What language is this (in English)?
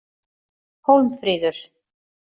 Icelandic